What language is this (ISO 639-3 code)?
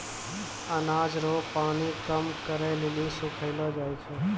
mai